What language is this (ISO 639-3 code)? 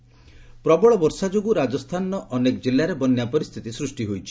ori